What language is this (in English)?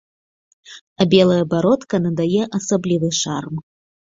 Belarusian